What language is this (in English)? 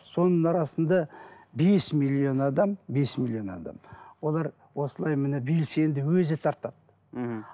Kazakh